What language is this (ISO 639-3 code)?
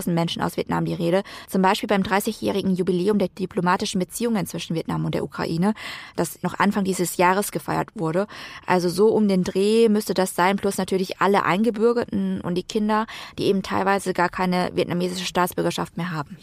deu